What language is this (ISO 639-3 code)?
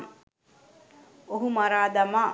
sin